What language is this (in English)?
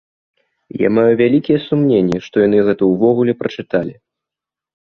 Belarusian